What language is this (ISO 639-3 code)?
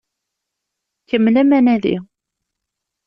kab